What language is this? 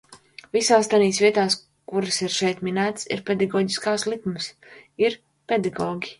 Latvian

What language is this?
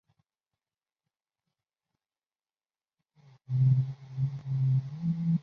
Chinese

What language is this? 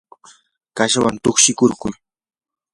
Yanahuanca Pasco Quechua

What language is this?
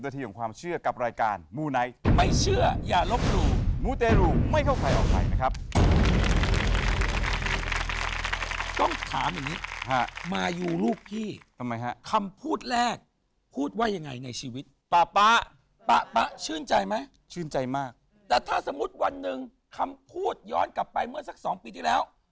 Thai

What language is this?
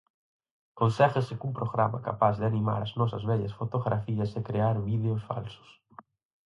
Galician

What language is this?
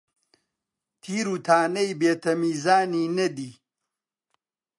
Central Kurdish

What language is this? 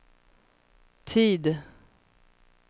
Swedish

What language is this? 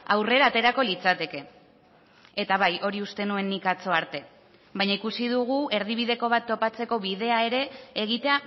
Basque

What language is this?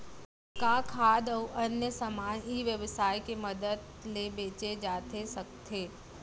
Chhattisgarhi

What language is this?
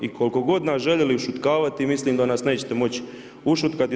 Croatian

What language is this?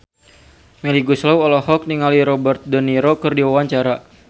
Sundanese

